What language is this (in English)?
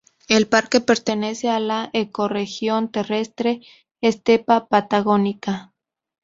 Spanish